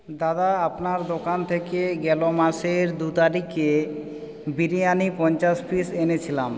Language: Bangla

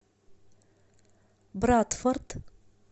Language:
Russian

